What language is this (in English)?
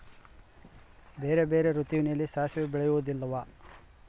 Kannada